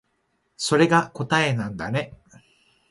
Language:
Japanese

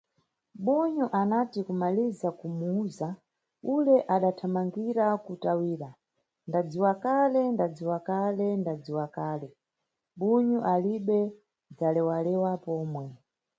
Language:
Nyungwe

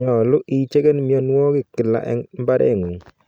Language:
Kalenjin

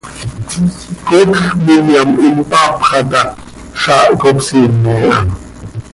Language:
Seri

